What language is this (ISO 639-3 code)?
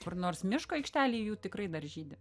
lit